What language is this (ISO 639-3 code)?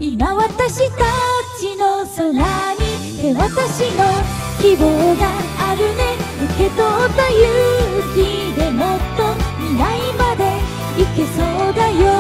jpn